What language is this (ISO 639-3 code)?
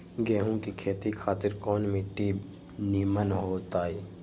mag